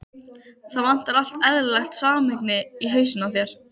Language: Icelandic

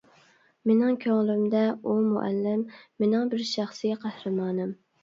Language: Uyghur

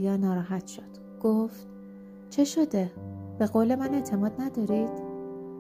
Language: Persian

